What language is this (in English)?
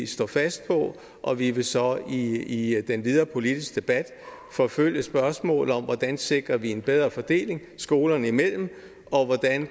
Danish